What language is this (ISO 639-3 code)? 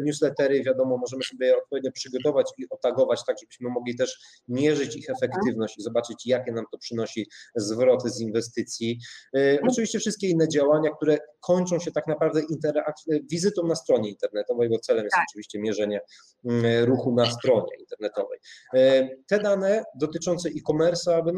pol